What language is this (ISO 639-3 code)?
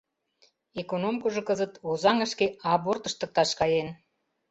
chm